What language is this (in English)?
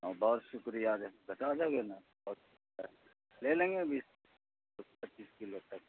Urdu